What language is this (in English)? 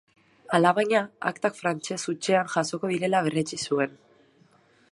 Basque